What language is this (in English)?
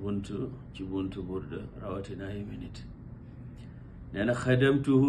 Arabic